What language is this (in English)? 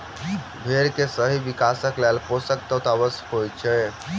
Maithili